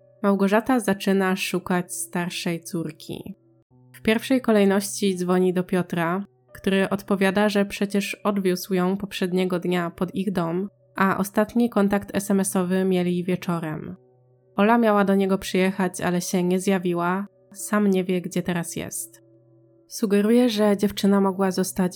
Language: Polish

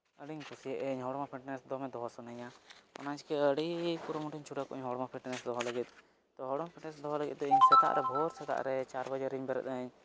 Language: Santali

